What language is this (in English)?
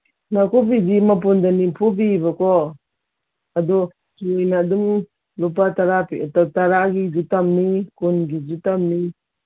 Manipuri